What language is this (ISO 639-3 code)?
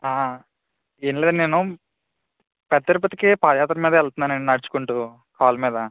tel